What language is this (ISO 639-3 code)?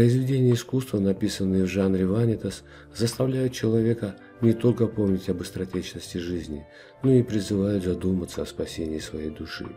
rus